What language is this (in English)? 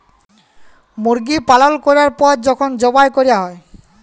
Bangla